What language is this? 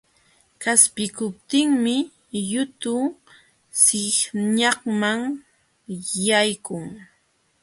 Jauja Wanca Quechua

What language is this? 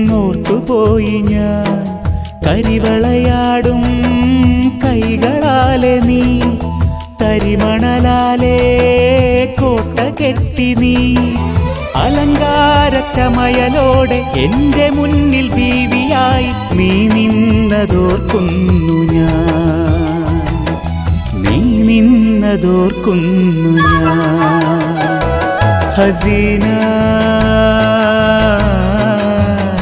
Arabic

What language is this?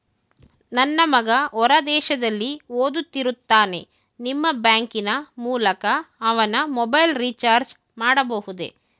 Kannada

